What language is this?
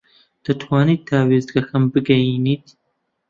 Central Kurdish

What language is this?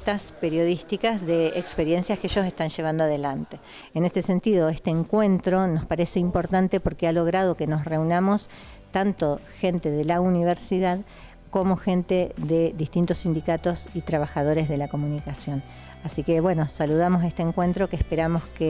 Spanish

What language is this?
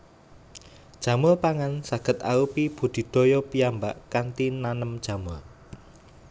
Javanese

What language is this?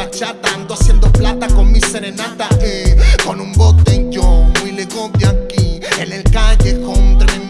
Italian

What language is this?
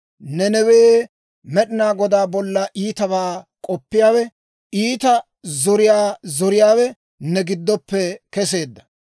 Dawro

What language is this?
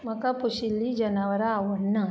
Konkani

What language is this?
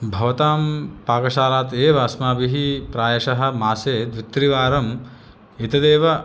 Sanskrit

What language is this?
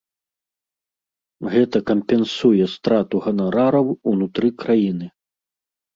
Belarusian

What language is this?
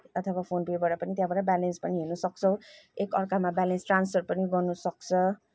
Nepali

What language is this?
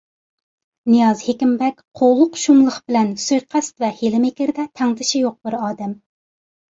Uyghur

